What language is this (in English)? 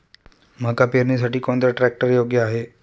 Marathi